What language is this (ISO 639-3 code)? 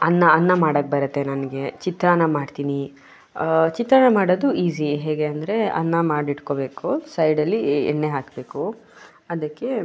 kan